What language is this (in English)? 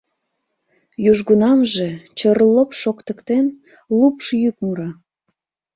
Mari